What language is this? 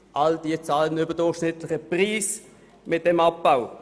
Swiss German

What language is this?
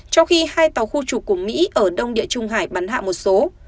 Vietnamese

